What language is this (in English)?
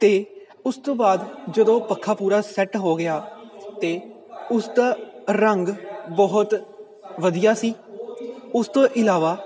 Punjabi